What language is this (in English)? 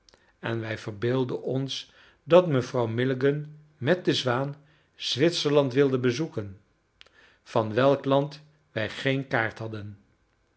Dutch